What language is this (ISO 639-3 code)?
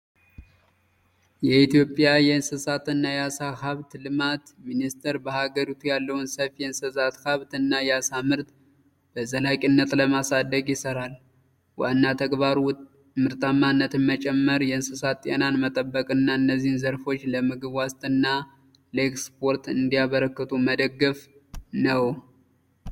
amh